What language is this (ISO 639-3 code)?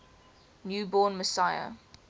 eng